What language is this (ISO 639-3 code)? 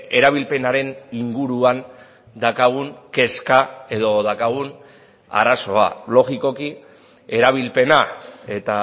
eus